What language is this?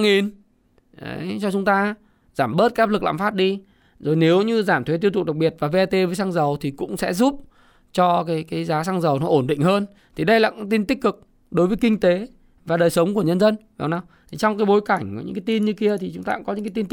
Vietnamese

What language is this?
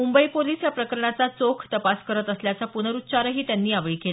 Marathi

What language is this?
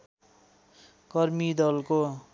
Nepali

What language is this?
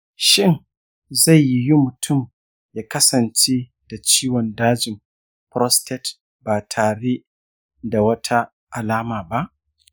Hausa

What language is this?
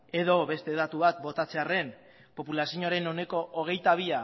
Basque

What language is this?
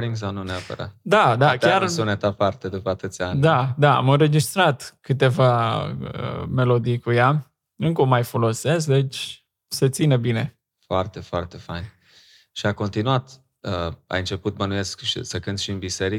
Romanian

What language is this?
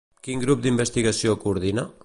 Catalan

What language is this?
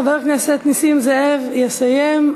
Hebrew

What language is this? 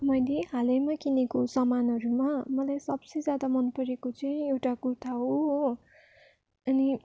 Nepali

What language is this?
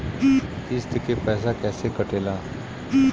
Bhojpuri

